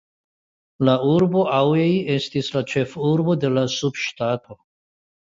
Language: Esperanto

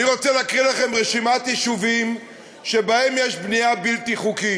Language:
Hebrew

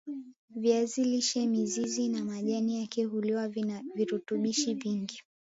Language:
Swahili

